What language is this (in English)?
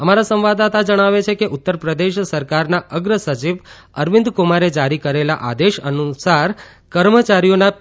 Gujarati